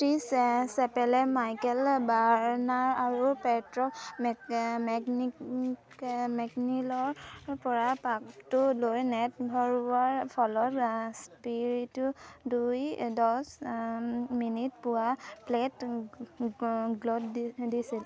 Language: Assamese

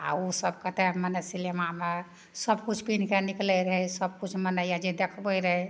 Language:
Maithili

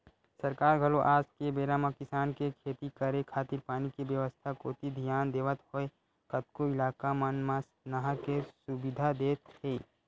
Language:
Chhattisgarhi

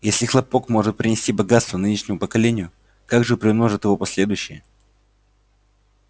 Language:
Russian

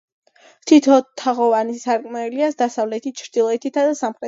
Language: Georgian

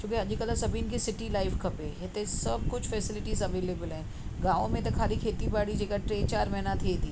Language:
Sindhi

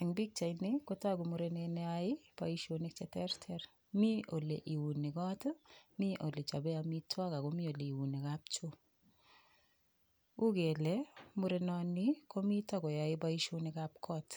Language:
Kalenjin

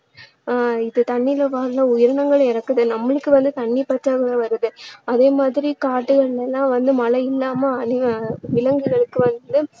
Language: Tamil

